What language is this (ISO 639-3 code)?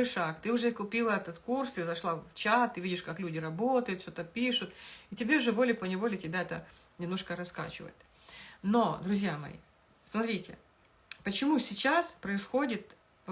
rus